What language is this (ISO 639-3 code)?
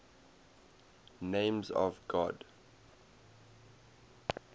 eng